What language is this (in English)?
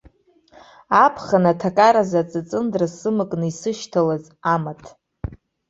Abkhazian